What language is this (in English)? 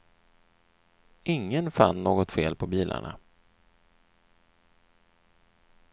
Swedish